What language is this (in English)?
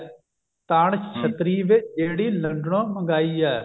Punjabi